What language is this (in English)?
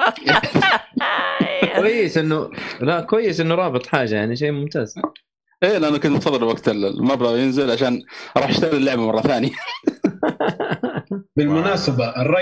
Arabic